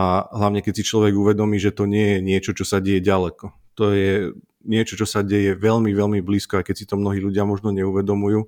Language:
Slovak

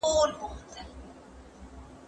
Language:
Pashto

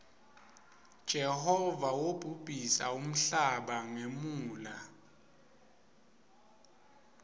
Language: Swati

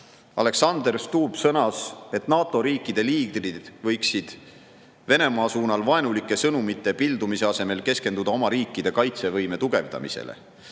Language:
Estonian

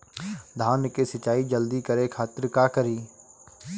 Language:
Bhojpuri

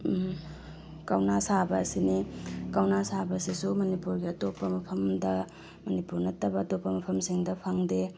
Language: Manipuri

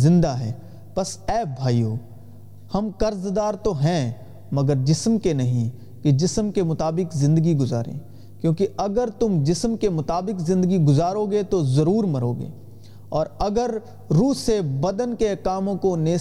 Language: Urdu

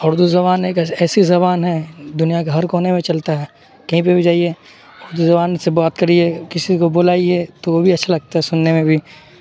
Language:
Urdu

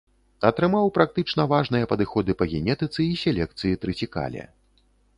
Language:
Belarusian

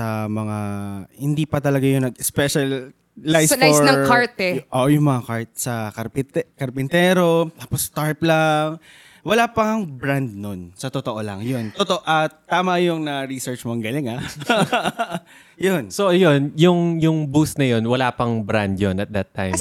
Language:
Filipino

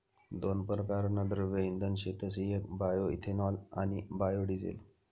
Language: Marathi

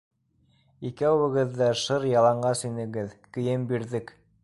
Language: Bashkir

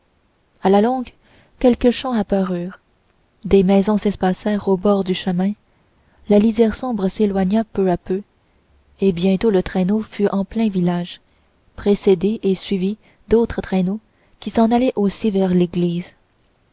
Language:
French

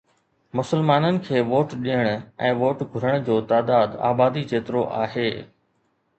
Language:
Sindhi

